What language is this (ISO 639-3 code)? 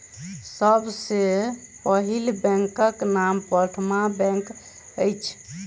mai